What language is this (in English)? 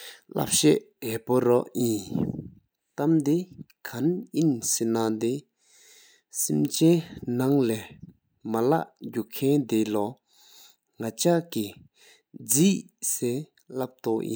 Sikkimese